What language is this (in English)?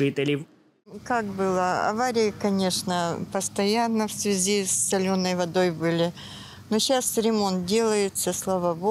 Ukrainian